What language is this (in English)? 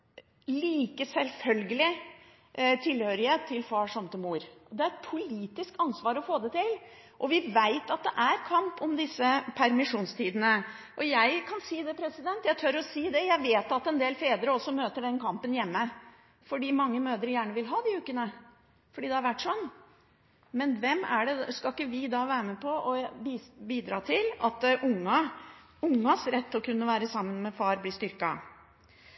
Norwegian Bokmål